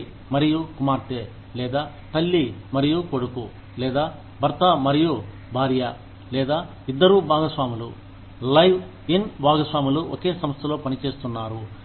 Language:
Telugu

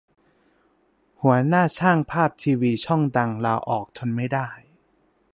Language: Thai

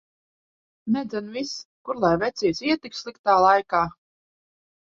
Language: Latvian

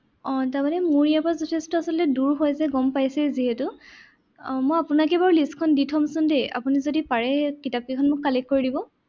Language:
Assamese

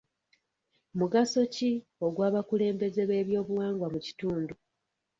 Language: Ganda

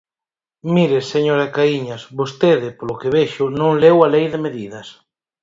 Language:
Galician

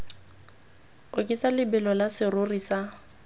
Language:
Tswana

